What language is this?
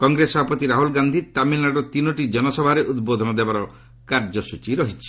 Odia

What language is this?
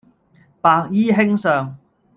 Cantonese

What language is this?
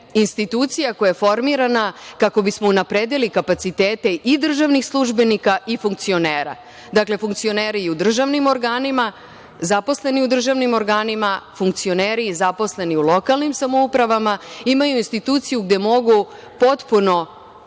Serbian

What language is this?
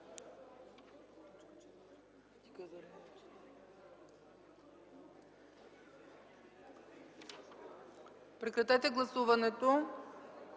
Bulgarian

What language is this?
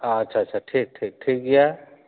Santali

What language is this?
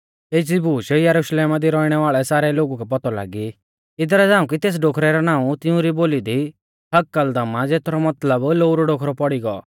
Mahasu Pahari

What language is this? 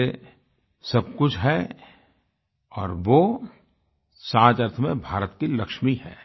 Hindi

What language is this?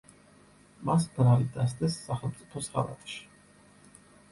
Georgian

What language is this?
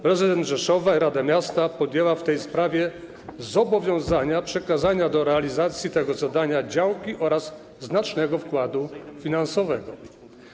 Polish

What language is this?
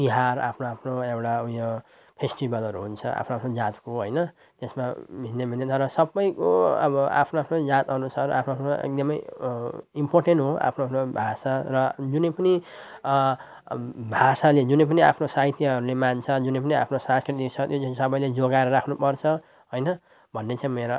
Nepali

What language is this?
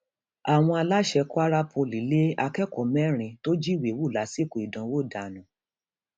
Yoruba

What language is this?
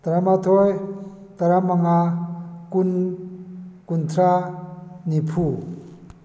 Manipuri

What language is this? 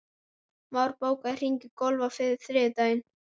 Icelandic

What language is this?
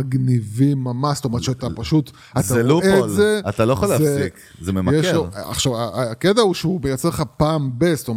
Hebrew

